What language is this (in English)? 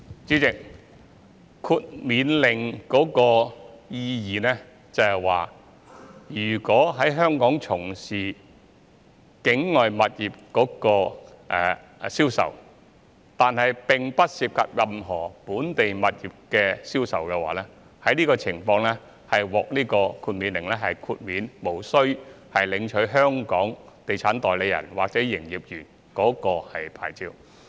Cantonese